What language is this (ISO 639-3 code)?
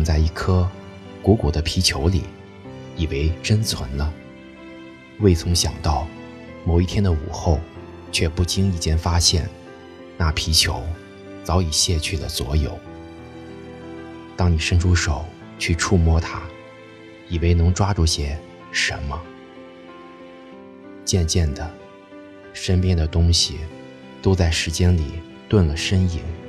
zho